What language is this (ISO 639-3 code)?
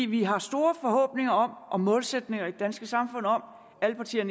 dan